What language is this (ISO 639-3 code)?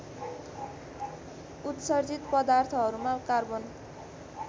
nep